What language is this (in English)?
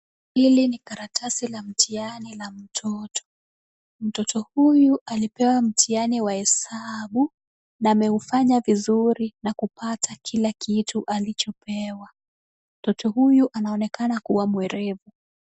Swahili